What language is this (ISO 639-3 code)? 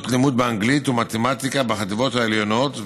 heb